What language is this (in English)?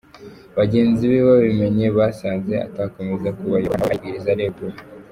Kinyarwanda